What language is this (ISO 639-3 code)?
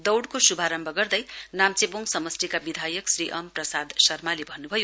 nep